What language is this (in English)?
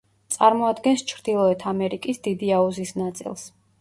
Georgian